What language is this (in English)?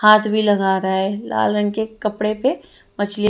Hindi